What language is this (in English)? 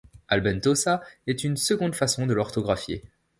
French